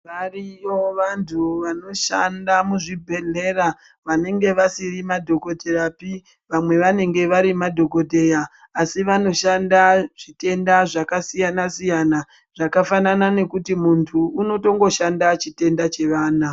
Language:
Ndau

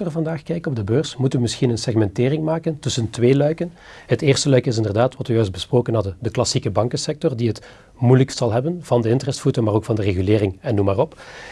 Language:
Dutch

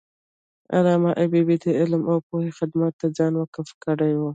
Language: Pashto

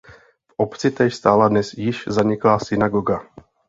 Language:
Czech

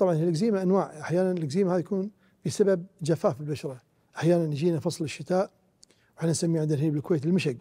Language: Arabic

